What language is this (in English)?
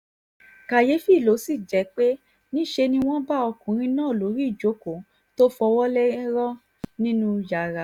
Yoruba